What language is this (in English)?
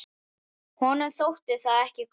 Icelandic